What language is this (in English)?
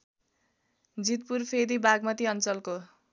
Nepali